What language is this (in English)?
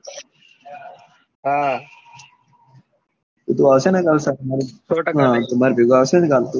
Gujarati